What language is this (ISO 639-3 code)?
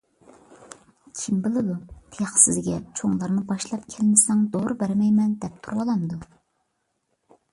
uig